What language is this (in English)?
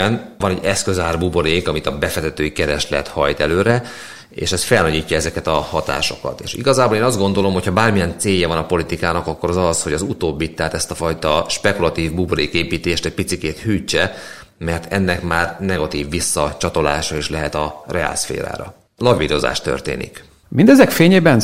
Hungarian